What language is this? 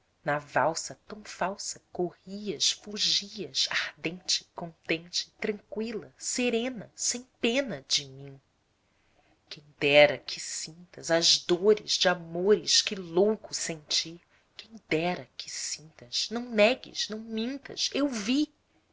Portuguese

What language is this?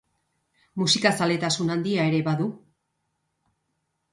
Basque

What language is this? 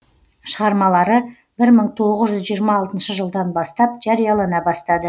Kazakh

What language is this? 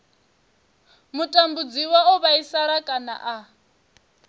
Venda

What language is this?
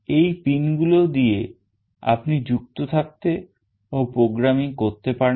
Bangla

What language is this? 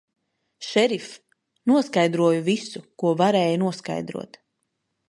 Latvian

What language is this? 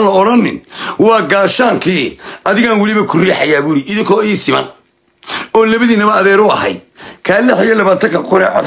Arabic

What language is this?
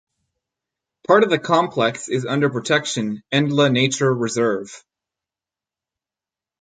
English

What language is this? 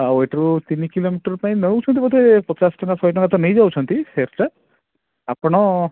Odia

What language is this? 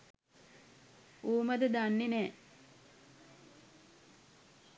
Sinhala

